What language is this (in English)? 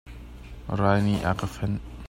Hakha Chin